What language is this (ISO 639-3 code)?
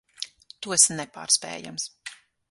lav